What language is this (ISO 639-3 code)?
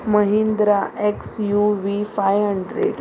kok